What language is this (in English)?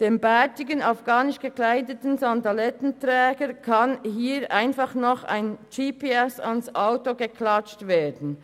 Swiss German